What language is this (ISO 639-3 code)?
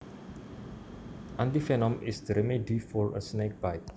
jav